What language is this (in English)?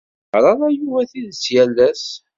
Kabyle